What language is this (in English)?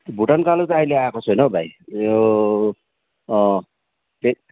Nepali